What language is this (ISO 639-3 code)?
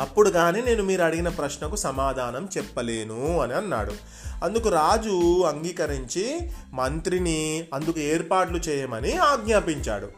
tel